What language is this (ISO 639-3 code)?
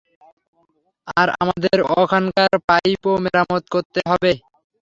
ben